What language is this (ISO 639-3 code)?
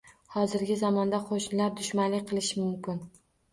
uzb